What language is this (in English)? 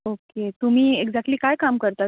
Marathi